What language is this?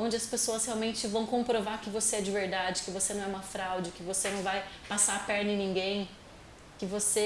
Portuguese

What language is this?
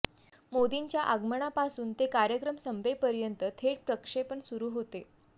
Marathi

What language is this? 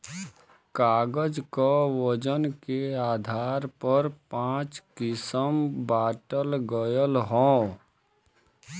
Bhojpuri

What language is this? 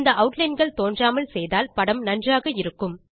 Tamil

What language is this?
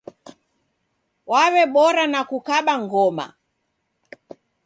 Taita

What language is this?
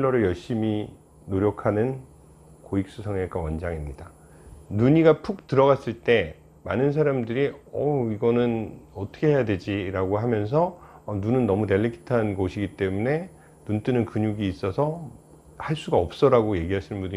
Korean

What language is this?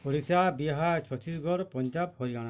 Odia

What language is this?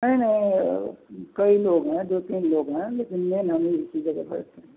Hindi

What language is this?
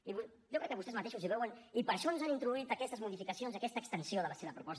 Catalan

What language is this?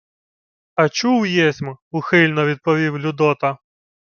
Ukrainian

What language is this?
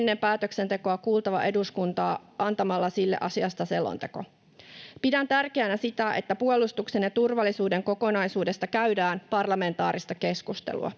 Finnish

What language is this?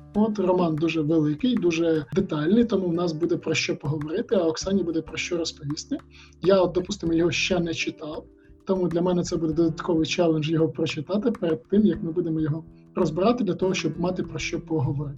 Ukrainian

